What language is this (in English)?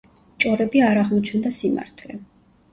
Georgian